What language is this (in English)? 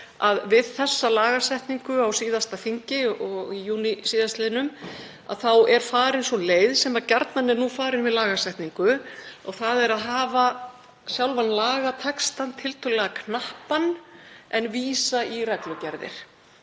Icelandic